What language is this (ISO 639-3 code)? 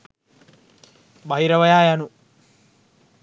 sin